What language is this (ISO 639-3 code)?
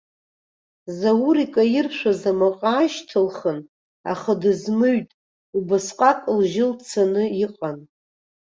abk